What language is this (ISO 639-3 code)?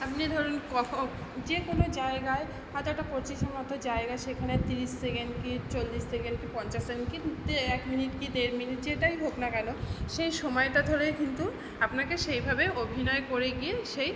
ben